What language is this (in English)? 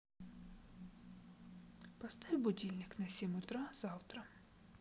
Russian